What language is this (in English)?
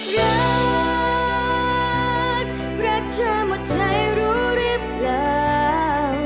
Thai